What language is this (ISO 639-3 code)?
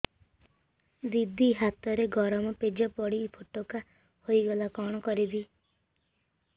ori